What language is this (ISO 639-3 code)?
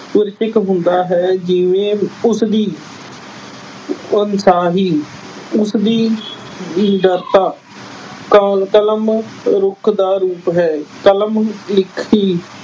pan